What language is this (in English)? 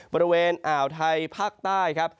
Thai